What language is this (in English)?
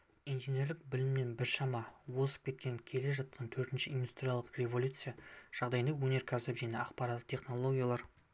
Kazakh